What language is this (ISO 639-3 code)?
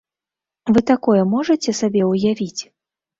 bel